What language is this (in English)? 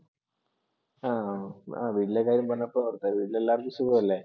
Malayalam